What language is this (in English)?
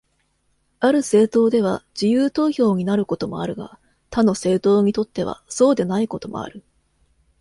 Japanese